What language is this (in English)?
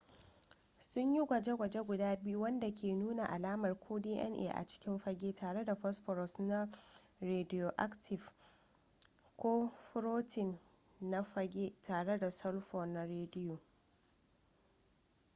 Hausa